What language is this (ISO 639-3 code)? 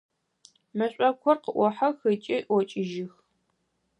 ady